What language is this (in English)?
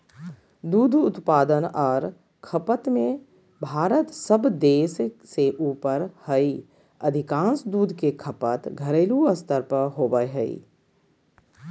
Magahi